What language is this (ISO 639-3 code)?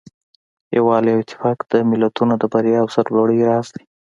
pus